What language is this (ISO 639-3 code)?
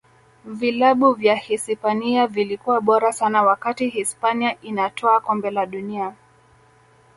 swa